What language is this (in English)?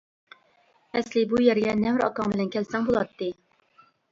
Uyghur